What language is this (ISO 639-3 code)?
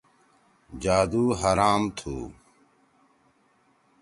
trw